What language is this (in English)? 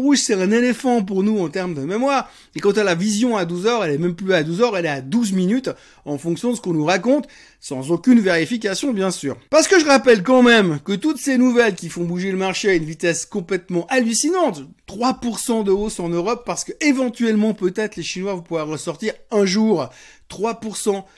French